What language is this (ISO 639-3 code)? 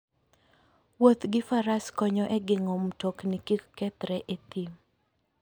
luo